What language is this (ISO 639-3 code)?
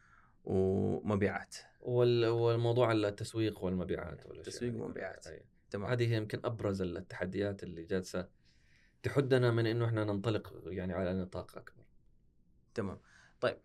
ara